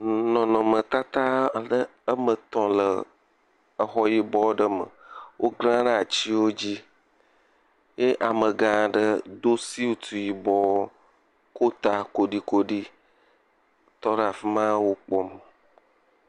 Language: Ewe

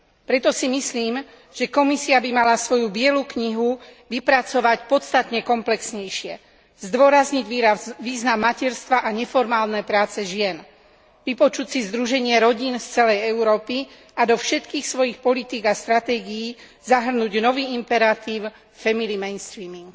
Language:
Slovak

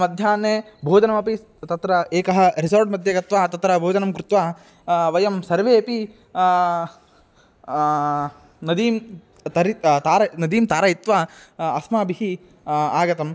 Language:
Sanskrit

